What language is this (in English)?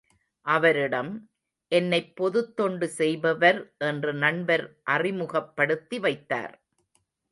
Tamil